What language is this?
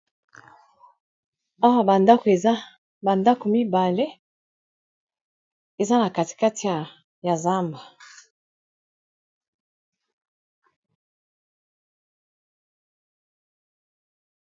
Lingala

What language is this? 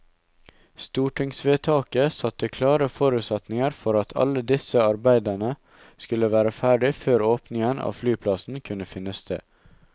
Norwegian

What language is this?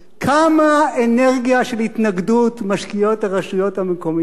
Hebrew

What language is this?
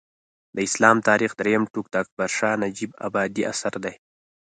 Pashto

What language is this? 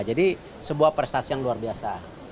Indonesian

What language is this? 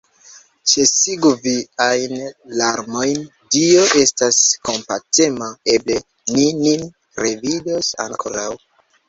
Esperanto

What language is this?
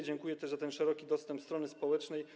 Polish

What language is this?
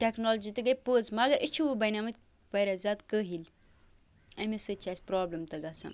Kashmiri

